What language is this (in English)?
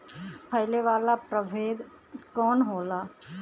Bhojpuri